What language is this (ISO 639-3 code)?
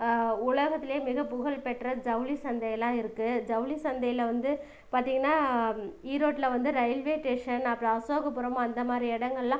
tam